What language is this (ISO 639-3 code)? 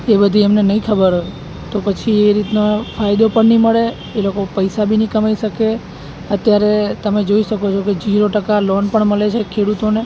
guj